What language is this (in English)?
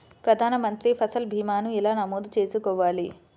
Telugu